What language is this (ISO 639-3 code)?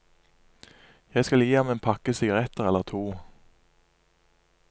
nor